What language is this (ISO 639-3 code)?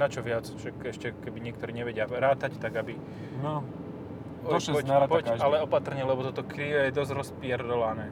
slk